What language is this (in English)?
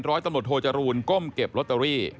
Thai